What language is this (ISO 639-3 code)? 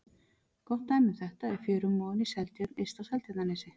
isl